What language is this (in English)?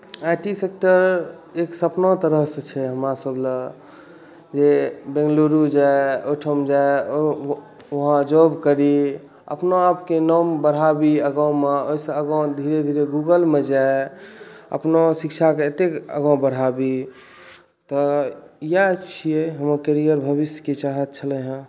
Maithili